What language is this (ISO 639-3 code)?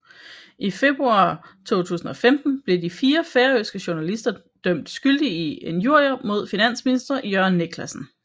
dan